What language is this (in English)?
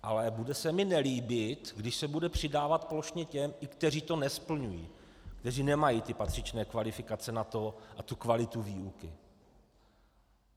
Czech